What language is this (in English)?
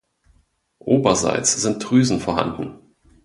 German